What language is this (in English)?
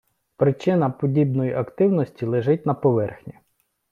Ukrainian